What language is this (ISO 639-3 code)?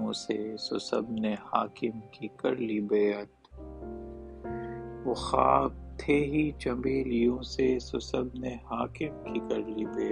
urd